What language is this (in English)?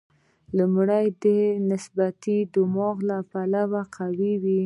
Pashto